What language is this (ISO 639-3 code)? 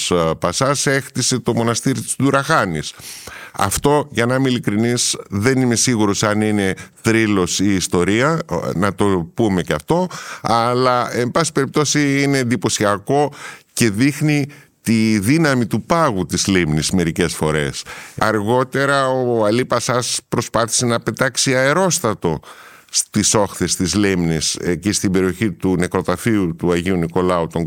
ell